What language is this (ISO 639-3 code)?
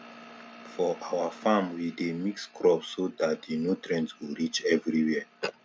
pcm